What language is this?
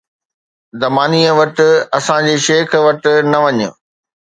Sindhi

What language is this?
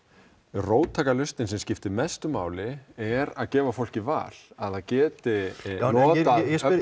Icelandic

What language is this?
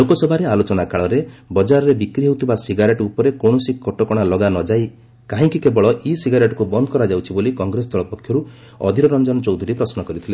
Odia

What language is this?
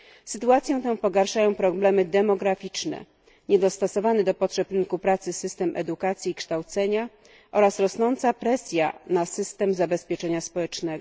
Polish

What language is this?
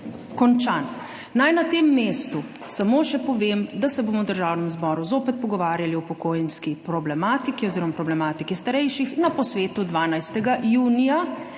Slovenian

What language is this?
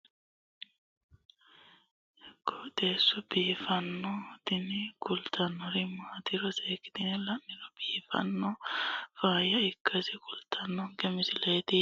Sidamo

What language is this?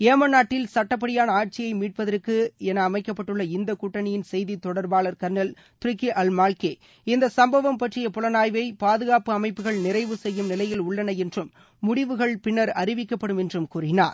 Tamil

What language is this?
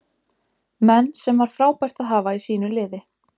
Icelandic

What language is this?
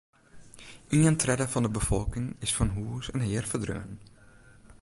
Western Frisian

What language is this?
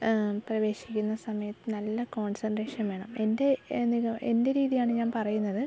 Malayalam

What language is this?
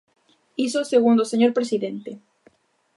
Galician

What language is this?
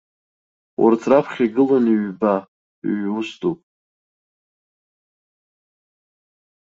Abkhazian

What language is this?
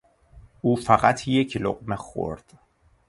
Persian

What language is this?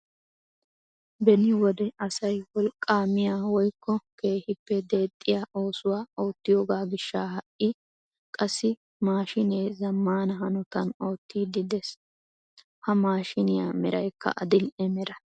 Wolaytta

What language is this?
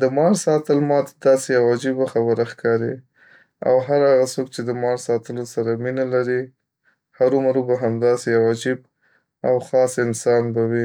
Pashto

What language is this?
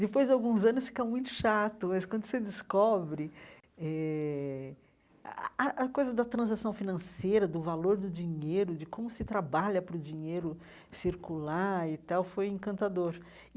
Portuguese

